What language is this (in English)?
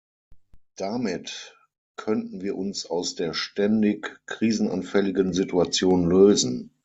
German